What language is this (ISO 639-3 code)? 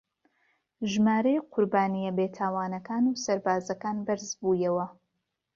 ckb